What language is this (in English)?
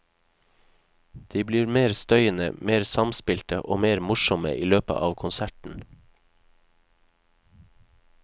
Norwegian